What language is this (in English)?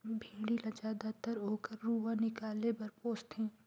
Chhattisgarhi